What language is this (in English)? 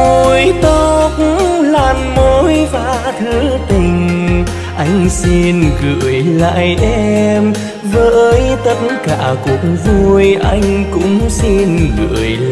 Vietnamese